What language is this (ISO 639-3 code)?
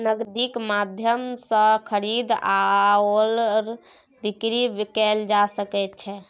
mai